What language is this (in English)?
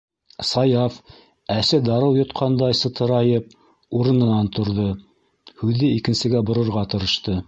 Bashkir